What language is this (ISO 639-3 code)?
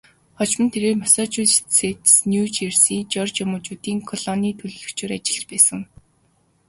mon